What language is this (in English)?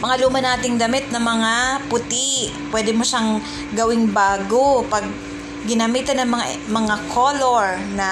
Filipino